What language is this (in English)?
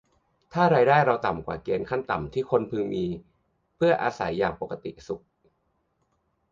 Thai